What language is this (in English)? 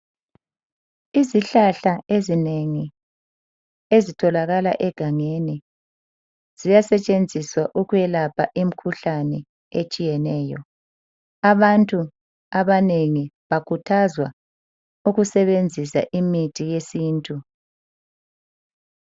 North Ndebele